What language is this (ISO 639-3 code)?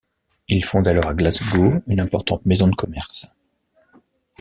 fra